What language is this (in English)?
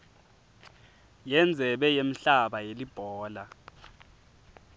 Swati